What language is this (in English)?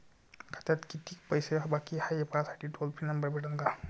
Marathi